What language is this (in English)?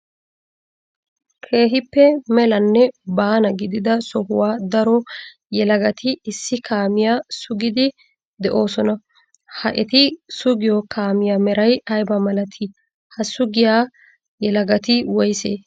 Wolaytta